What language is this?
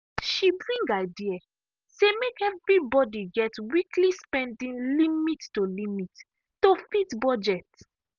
Nigerian Pidgin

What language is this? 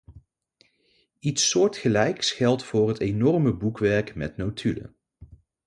Dutch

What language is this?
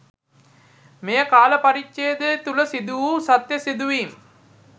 Sinhala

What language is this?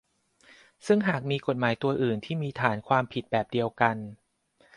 Thai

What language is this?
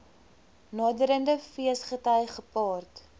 Afrikaans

